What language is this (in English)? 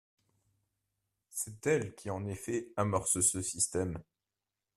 French